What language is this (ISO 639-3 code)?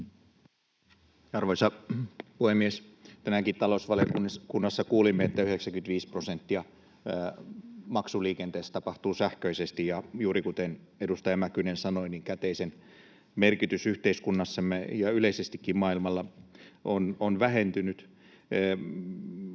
fin